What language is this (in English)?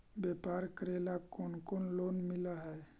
Magahi